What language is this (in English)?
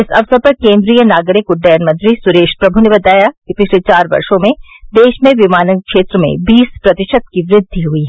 Hindi